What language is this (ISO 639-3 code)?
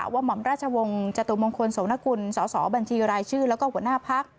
tha